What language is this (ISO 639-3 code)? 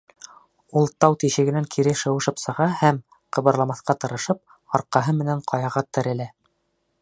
bak